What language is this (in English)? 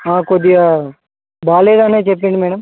Telugu